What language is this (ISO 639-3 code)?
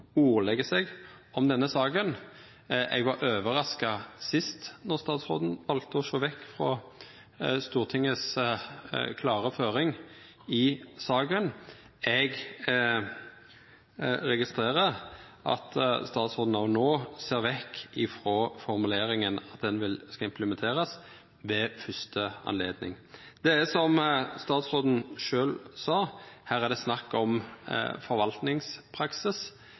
nno